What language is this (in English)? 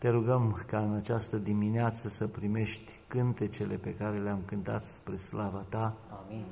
Romanian